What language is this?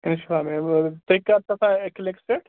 Kashmiri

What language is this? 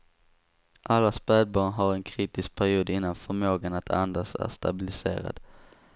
Swedish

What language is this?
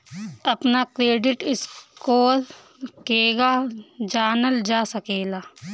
Bhojpuri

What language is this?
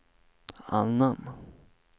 Swedish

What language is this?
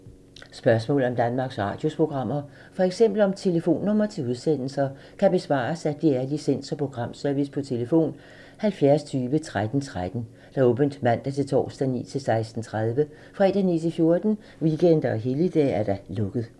Danish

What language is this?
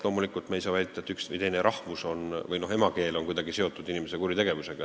Estonian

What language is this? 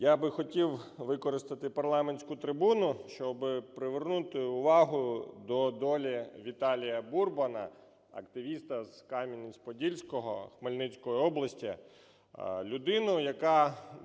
Ukrainian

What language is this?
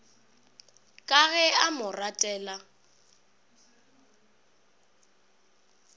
Northern Sotho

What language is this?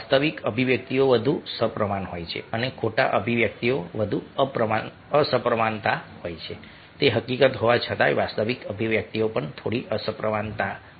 Gujarati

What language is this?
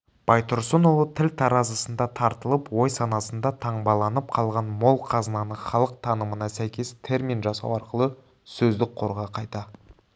Kazakh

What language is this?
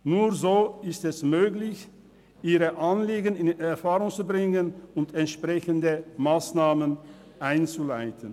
Swiss German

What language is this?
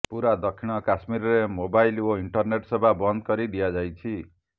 Odia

